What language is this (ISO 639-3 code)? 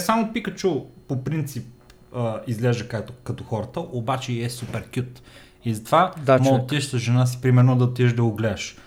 bul